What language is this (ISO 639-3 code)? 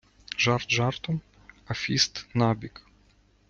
ukr